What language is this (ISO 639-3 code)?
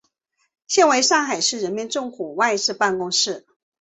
zho